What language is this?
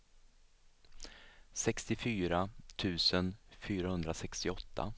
Swedish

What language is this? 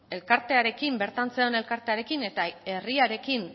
Basque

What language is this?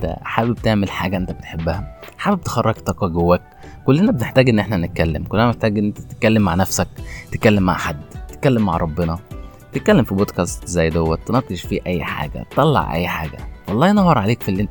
Arabic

